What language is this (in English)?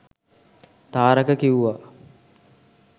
Sinhala